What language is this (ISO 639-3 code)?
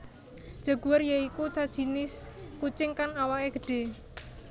jav